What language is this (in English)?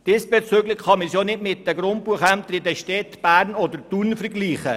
Swiss German